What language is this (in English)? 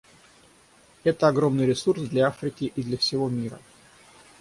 Russian